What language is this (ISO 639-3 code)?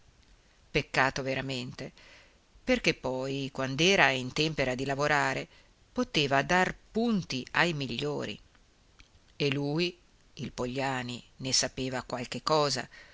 ita